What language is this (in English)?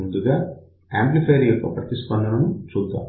Telugu